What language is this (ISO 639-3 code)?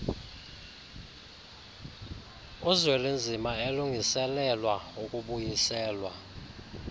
xho